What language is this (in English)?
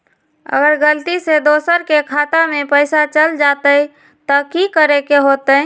Magahi